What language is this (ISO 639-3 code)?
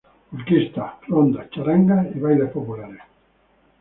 spa